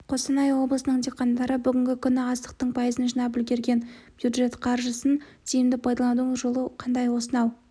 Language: Kazakh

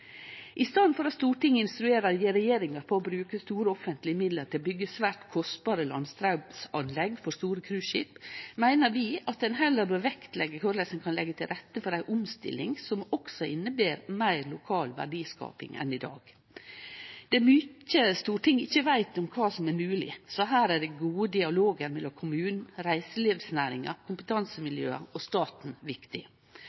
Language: Norwegian Nynorsk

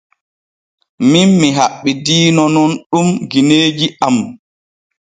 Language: Borgu Fulfulde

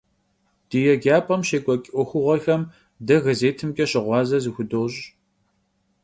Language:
Kabardian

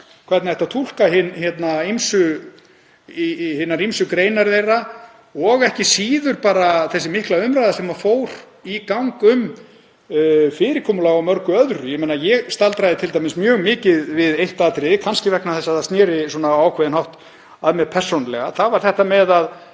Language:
Icelandic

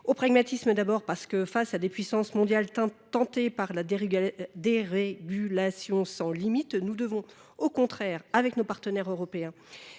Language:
French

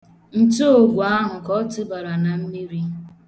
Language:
Igbo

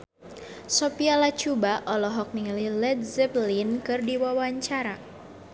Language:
Sundanese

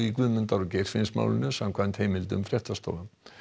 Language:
Icelandic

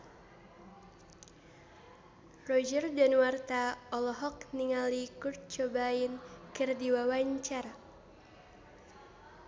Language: Sundanese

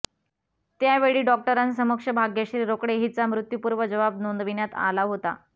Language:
Marathi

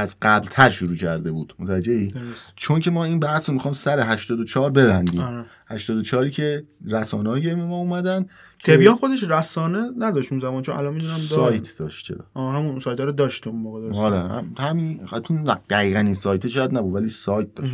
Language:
Persian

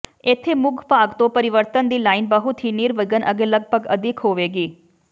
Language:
Punjabi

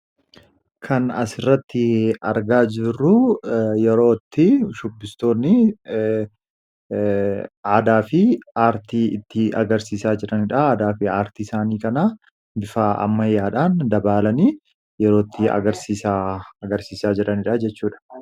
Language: Oromo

